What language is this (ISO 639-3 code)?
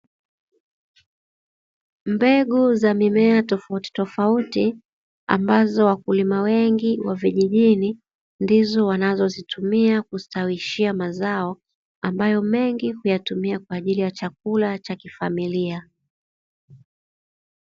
swa